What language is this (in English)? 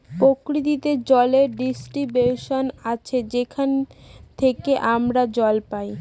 Bangla